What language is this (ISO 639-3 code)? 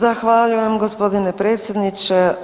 hrv